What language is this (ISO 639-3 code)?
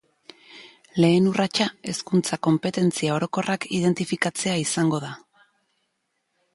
eus